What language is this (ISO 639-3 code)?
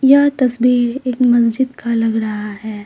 hin